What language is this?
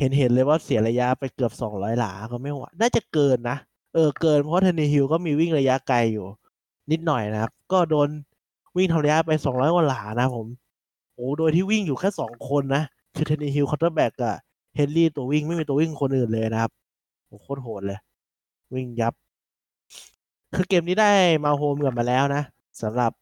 Thai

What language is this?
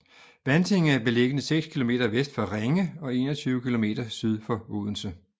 Danish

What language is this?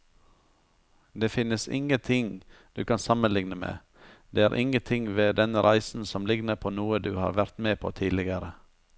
Norwegian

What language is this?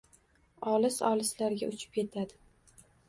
Uzbek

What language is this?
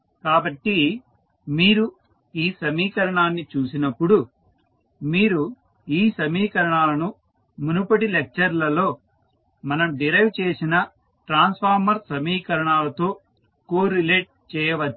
Telugu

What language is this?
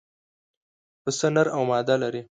Pashto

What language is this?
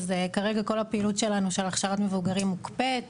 Hebrew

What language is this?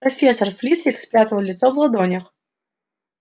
Russian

